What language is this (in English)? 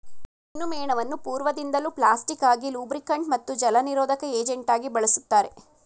Kannada